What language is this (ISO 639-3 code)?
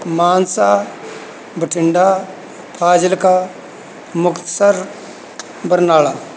pan